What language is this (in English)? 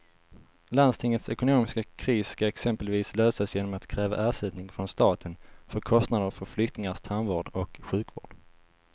Swedish